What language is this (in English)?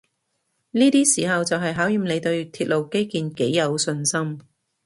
Cantonese